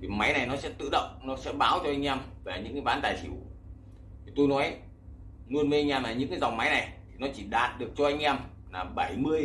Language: Vietnamese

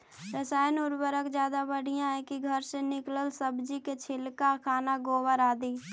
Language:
Magahi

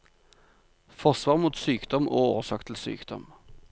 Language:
Norwegian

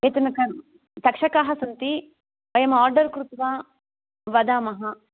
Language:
Sanskrit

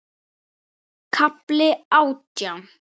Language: Icelandic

